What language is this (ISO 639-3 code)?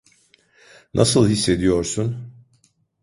tur